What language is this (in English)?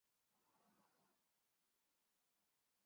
Greek